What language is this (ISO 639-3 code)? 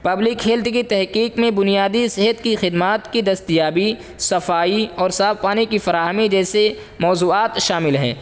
urd